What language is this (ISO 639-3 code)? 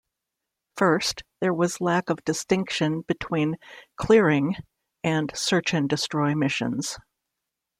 eng